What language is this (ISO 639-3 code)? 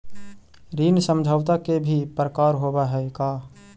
mag